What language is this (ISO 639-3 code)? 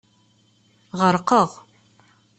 kab